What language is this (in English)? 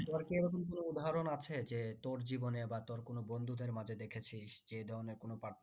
Bangla